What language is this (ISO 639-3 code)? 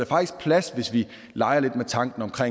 dan